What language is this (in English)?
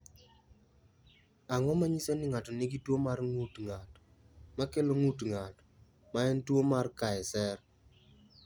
Luo (Kenya and Tanzania)